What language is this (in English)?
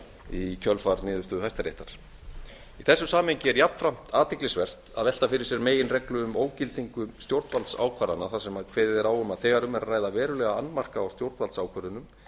Icelandic